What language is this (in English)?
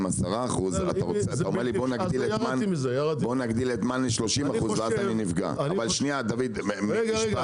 Hebrew